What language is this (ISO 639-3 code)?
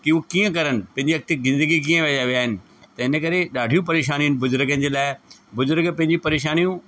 snd